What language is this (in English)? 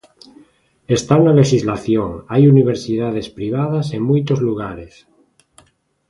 Galician